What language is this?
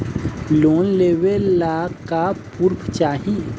Bhojpuri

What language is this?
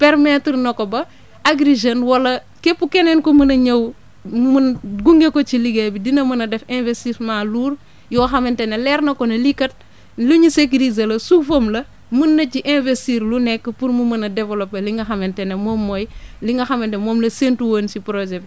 Wolof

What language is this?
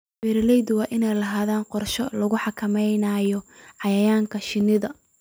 Somali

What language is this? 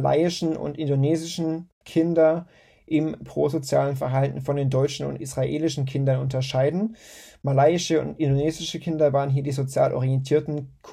German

